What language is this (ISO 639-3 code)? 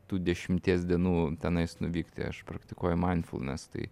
lit